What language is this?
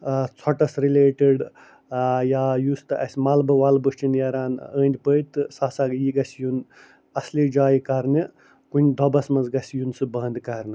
Kashmiri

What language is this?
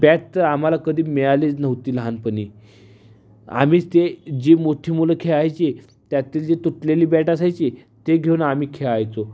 Marathi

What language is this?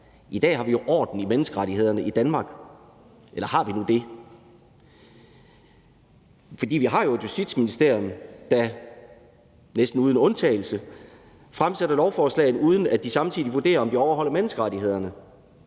Danish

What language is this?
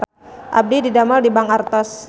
Sundanese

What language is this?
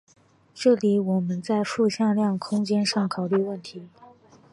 Chinese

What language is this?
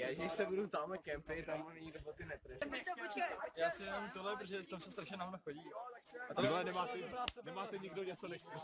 Czech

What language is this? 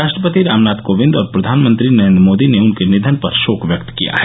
Hindi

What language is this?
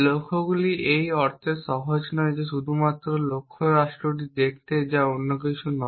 Bangla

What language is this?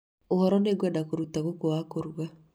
Kikuyu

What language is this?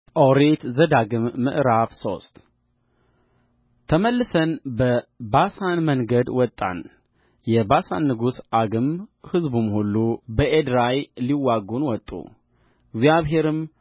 Amharic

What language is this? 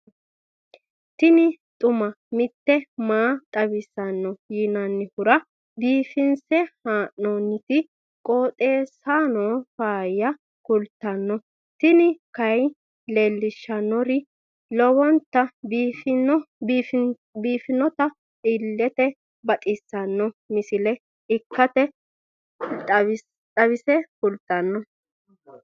Sidamo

